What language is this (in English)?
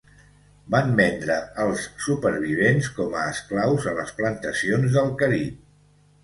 Catalan